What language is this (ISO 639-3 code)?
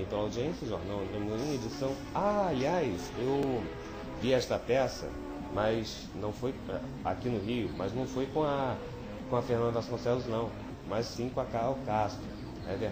por